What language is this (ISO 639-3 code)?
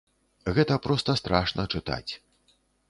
bel